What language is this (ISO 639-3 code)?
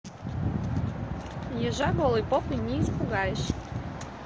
rus